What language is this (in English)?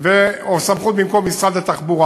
Hebrew